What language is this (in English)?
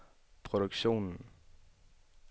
Danish